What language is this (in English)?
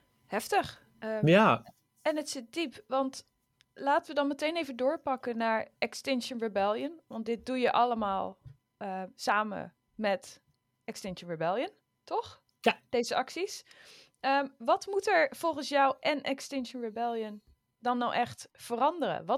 Dutch